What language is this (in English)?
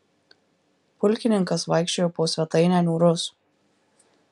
Lithuanian